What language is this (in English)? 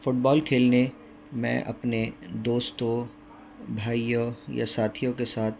Urdu